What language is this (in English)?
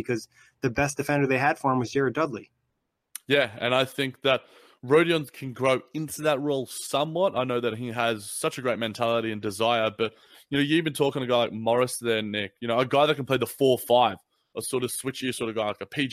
English